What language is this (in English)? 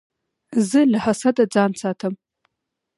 Pashto